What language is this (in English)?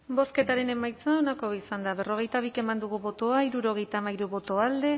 Basque